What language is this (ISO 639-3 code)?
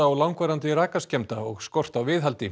isl